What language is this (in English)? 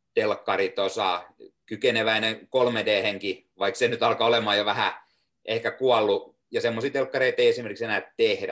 Finnish